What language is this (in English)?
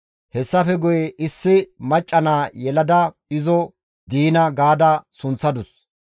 Gamo